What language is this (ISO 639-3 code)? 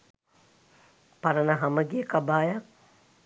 sin